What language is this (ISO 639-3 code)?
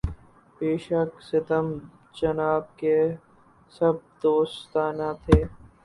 urd